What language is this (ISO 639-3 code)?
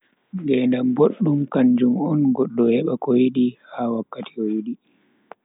fui